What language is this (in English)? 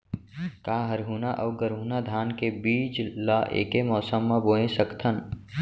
Chhattisgarhi